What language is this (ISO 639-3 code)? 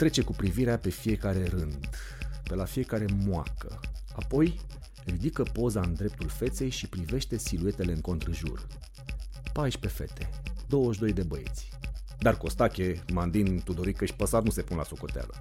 ron